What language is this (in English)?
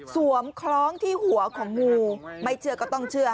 Thai